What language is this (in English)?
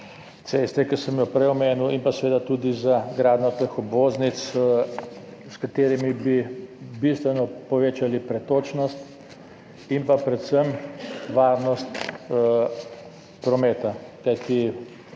Slovenian